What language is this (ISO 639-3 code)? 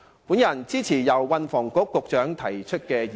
yue